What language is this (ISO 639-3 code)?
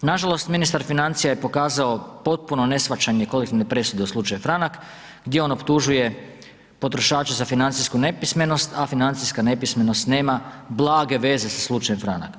hrv